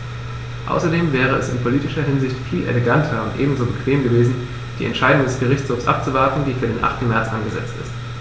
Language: German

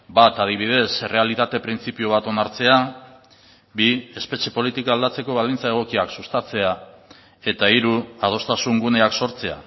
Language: Basque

